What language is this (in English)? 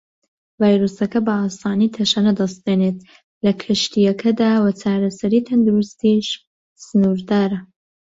Central Kurdish